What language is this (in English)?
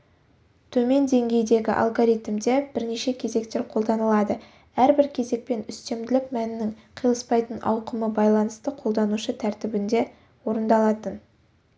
Kazakh